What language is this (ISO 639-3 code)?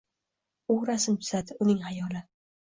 uzb